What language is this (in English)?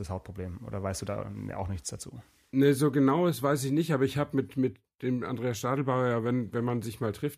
German